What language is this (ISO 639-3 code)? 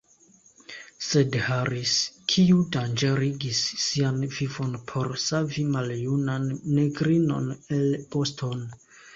epo